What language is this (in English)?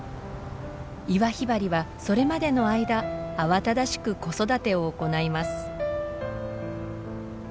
Japanese